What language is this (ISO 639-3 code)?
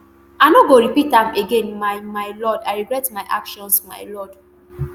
pcm